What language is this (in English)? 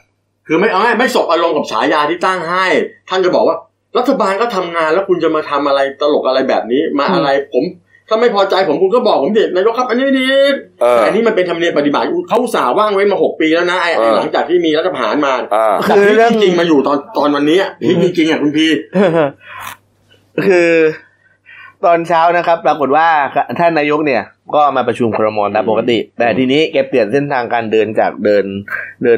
Thai